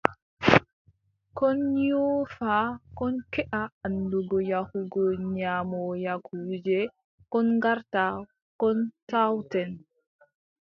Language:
Adamawa Fulfulde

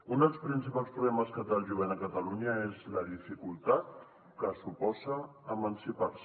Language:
Catalan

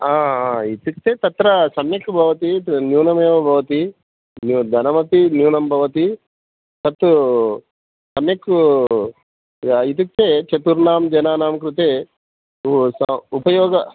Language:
Sanskrit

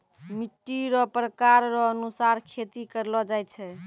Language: Maithili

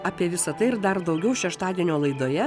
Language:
Lithuanian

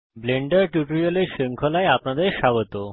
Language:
Bangla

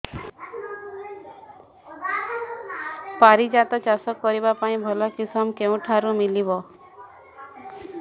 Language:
Odia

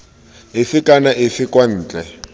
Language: Tswana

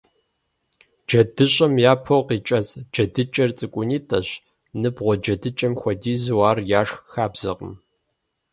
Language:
Kabardian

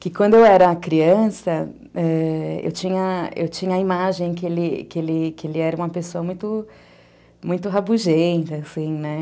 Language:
Portuguese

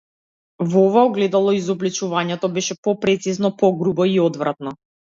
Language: Macedonian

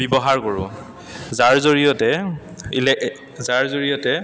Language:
Assamese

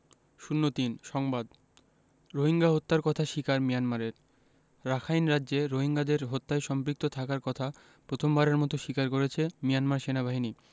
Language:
Bangla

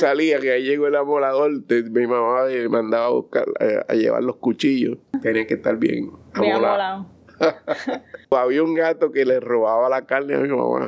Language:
Spanish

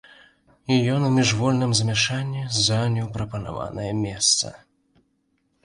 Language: Belarusian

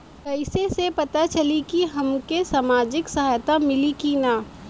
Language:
Bhojpuri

